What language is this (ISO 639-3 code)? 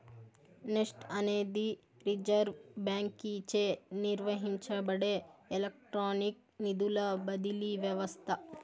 tel